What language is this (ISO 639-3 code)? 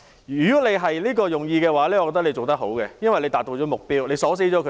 yue